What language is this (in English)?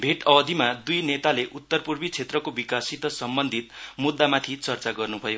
Nepali